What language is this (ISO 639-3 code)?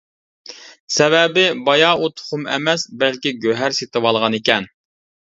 uig